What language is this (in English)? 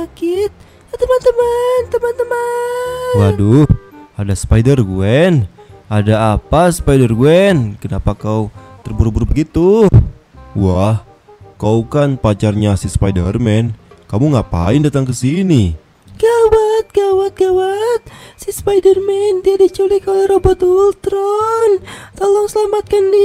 Indonesian